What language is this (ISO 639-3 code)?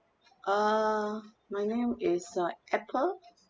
eng